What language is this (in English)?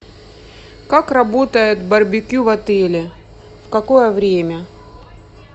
Russian